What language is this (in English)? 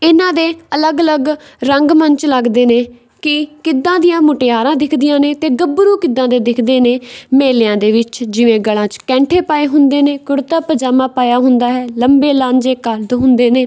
Punjabi